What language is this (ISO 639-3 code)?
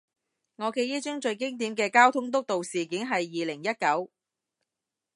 yue